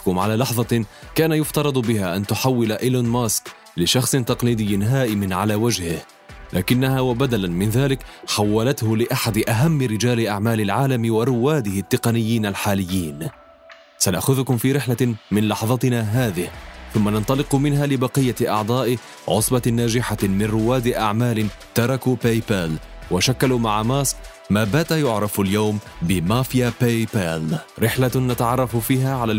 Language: Arabic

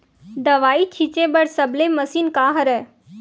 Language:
Chhattisgarhi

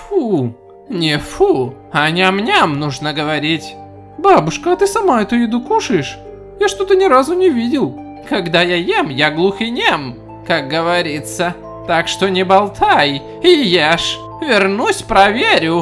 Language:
Russian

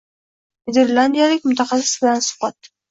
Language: Uzbek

